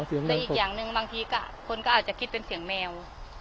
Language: Thai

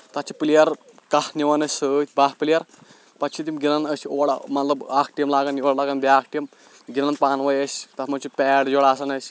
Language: Kashmiri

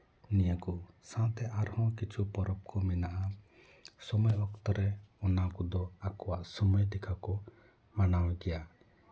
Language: Santali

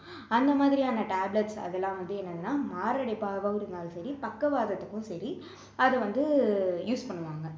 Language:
Tamil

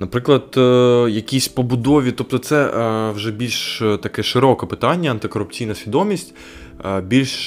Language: Ukrainian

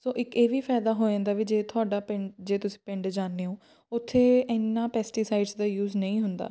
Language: Punjabi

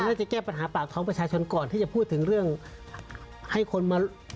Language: Thai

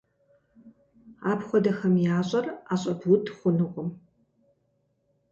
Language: Kabardian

